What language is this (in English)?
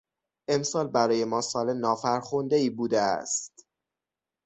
Persian